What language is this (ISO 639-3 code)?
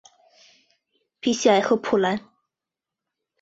zho